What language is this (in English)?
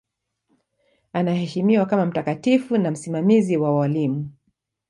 Swahili